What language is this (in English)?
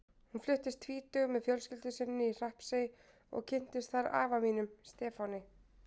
Icelandic